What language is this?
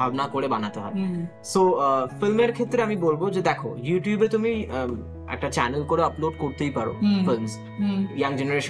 Bangla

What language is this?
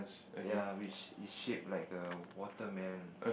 English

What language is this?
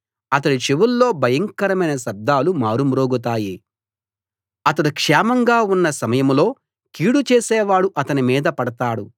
Telugu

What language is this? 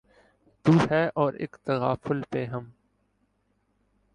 Urdu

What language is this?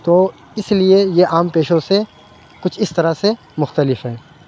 Urdu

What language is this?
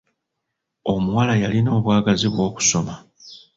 Ganda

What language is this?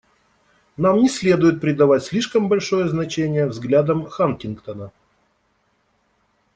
Russian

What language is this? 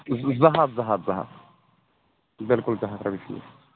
Kashmiri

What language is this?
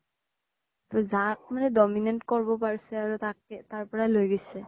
Assamese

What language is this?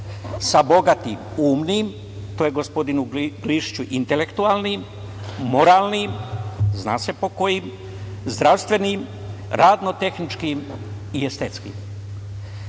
Serbian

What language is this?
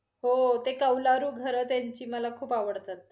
Marathi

